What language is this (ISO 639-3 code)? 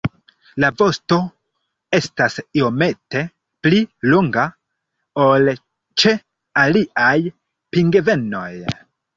epo